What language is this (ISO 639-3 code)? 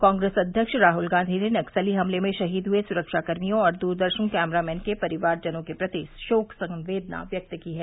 hin